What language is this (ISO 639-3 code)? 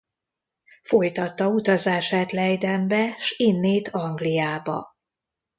hun